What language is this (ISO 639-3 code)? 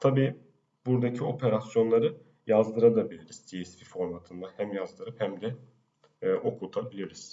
tur